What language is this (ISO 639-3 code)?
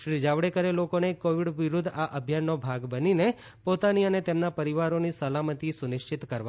guj